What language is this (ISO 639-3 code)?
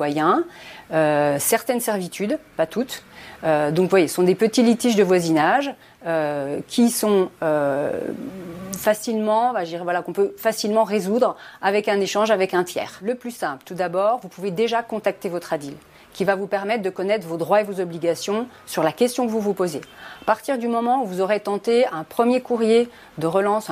fra